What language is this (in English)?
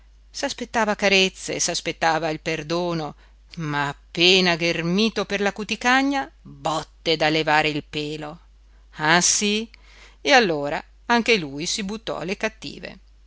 Italian